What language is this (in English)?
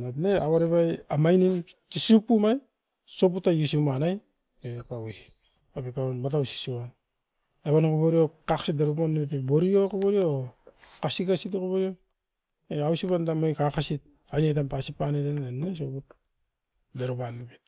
Askopan